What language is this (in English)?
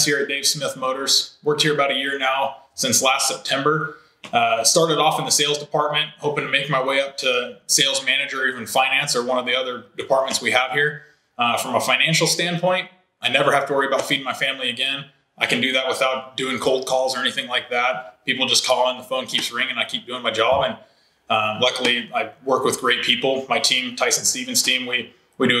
English